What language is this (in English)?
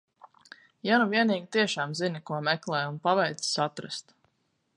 Latvian